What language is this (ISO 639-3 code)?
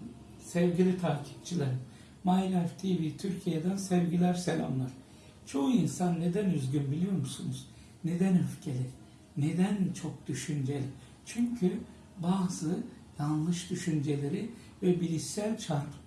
tur